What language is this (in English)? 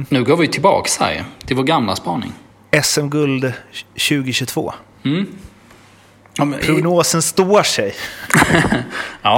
Swedish